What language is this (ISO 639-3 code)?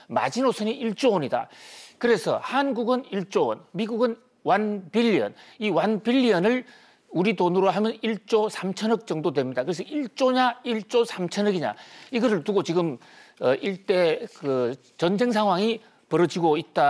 kor